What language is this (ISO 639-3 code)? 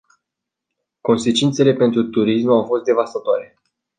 ron